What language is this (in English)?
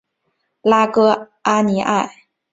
Chinese